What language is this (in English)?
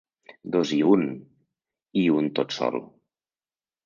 Catalan